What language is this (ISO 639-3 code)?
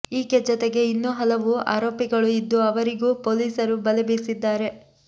kan